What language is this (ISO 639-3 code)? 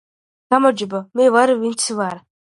kat